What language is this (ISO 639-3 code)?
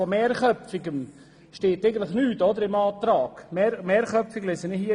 gsw